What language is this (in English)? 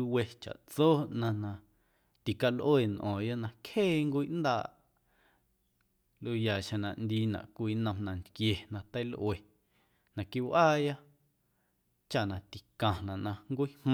Guerrero Amuzgo